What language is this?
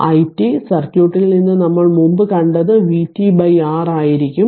Malayalam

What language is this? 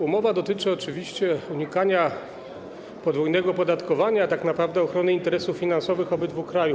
Polish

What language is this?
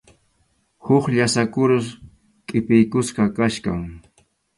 Arequipa-La Unión Quechua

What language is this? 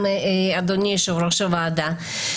Hebrew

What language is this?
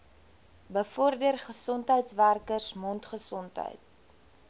Afrikaans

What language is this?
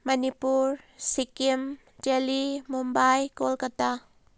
Manipuri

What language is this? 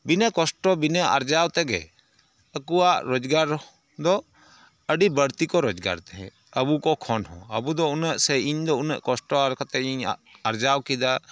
Santali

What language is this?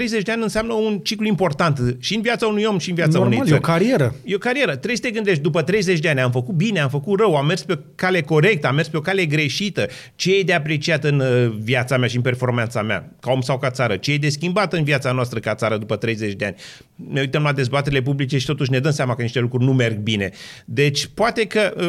Romanian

